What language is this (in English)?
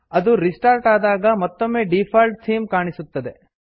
Kannada